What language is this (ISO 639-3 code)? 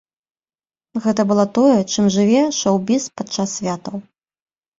bel